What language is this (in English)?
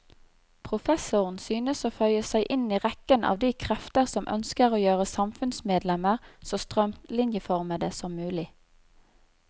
Norwegian